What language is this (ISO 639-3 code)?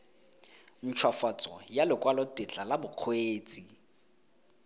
tsn